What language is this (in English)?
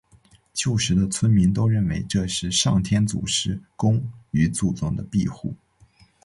Chinese